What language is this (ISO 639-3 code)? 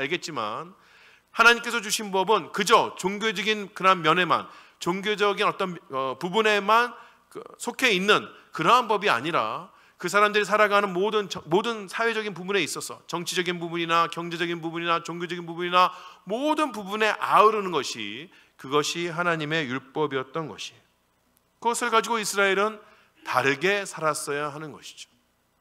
kor